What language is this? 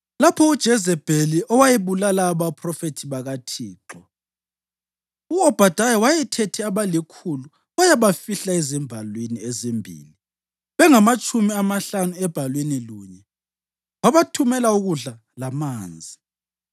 North Ndebele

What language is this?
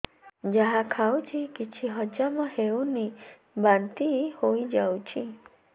Odia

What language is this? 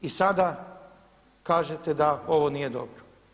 Croatian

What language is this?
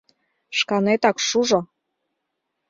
Mari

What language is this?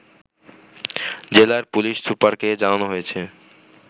Bangla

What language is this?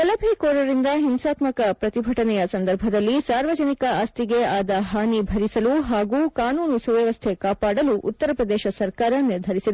Kannada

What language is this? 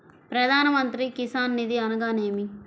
Telugu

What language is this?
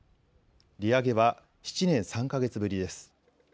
Japanese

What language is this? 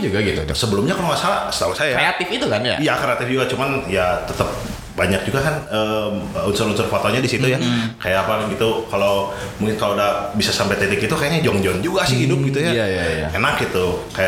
Indonesian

